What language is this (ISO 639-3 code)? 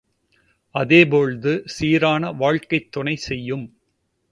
tam